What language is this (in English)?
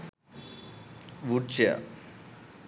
Sinhala